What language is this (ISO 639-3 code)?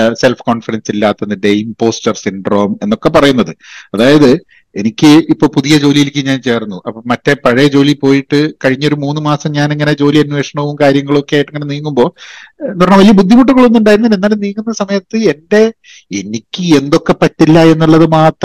mal